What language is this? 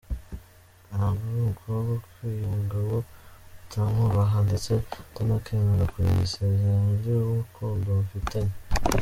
Kinyarwanda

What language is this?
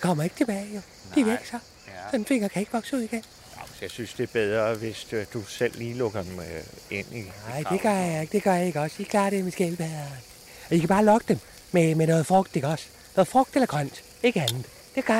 Danish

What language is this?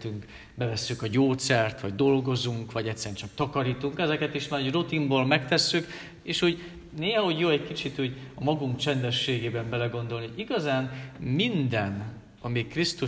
Hungarian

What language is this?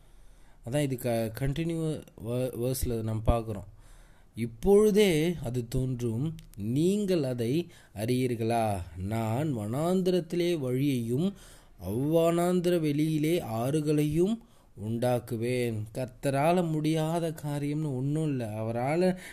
Tamil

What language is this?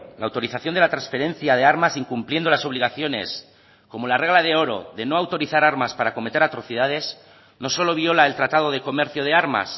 Spanish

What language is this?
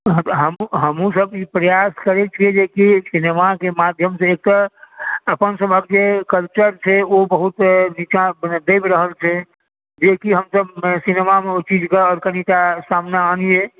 Maithili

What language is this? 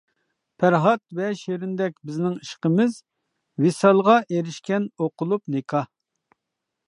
Uyghur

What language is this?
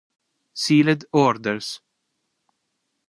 Italian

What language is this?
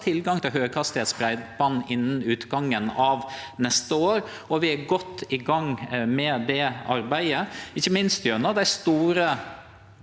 Norwegian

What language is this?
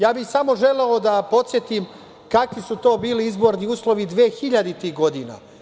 Serbian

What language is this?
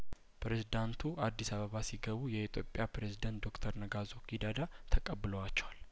Amharic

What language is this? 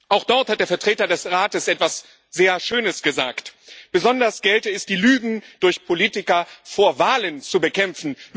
German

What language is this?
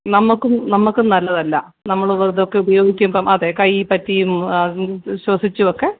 Malayalam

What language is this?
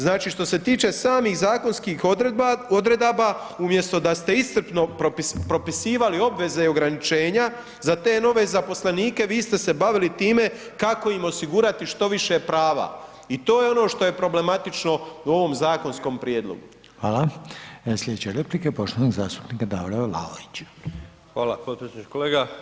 Croatian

